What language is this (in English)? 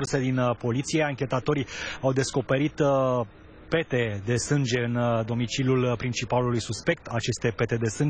Romanian